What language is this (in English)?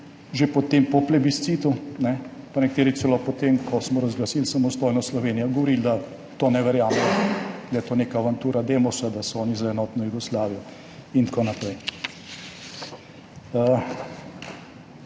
Slovenian